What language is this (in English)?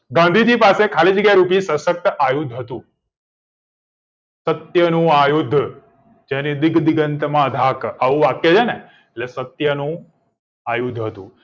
Gujarati